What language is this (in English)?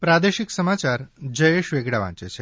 Gujarati